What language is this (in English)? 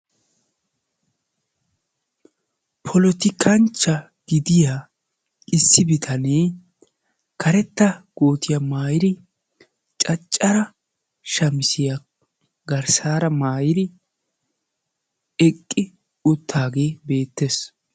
Wolaytta